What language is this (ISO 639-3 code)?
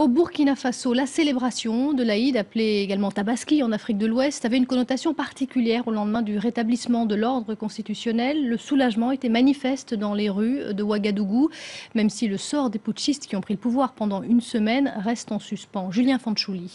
fra